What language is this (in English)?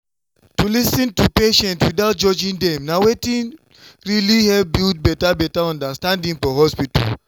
Nigerian Pidgin